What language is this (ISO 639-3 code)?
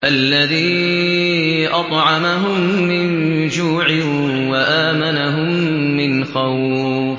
ara